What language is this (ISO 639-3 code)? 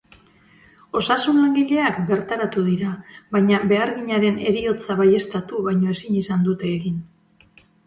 eus